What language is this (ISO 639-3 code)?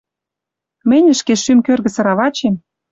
mrj